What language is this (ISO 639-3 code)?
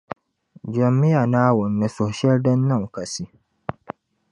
dag